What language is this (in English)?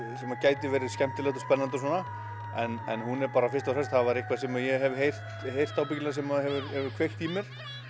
Icelandic